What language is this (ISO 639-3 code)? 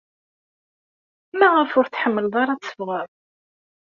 kab